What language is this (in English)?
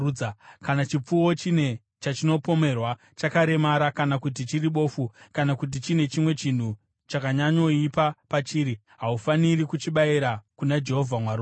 Shona